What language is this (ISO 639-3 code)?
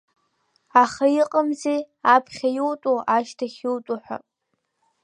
abk